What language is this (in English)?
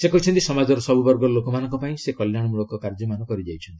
Odia